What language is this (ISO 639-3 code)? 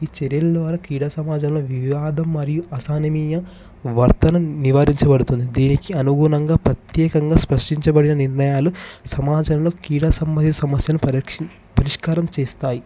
tel